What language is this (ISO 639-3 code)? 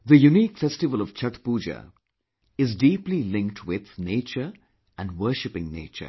eng